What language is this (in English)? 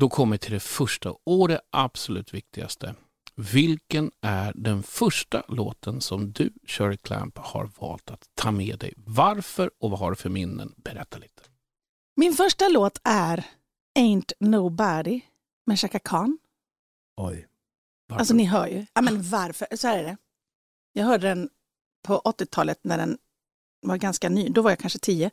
Swedish